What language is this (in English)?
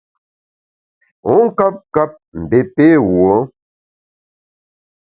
Bamun